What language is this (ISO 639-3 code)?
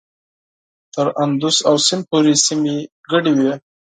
pus